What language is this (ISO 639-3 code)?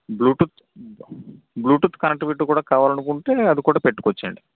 tel